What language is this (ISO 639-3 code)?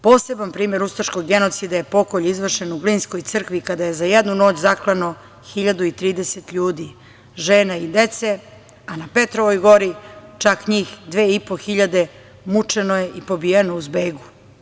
srp